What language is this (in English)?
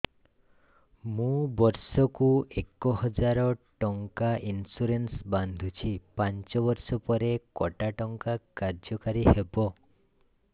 Odia